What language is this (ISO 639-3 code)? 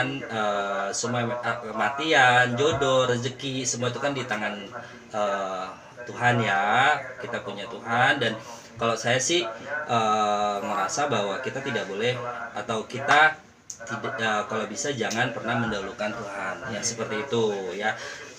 ind